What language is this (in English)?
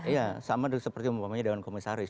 Indonesian